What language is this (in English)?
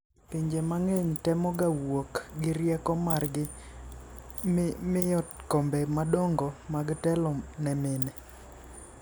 Luo (Kenya and Tanzania)